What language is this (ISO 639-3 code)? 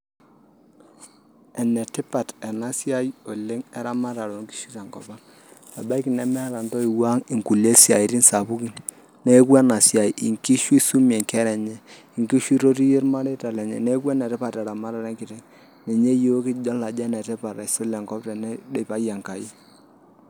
mas